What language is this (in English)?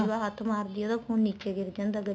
Punjabi